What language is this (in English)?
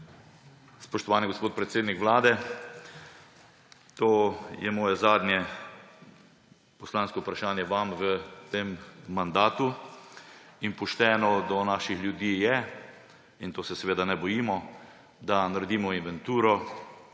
Slovenian